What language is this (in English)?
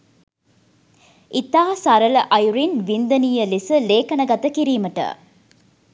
Sinhala